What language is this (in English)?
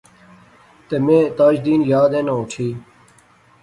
Pahari-Potwari